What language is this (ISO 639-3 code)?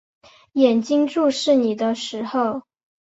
zho